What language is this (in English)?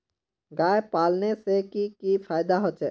Magahi